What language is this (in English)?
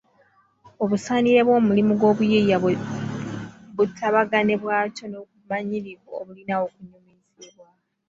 Ganda